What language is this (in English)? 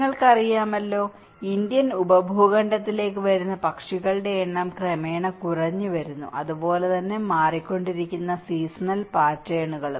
Malayalam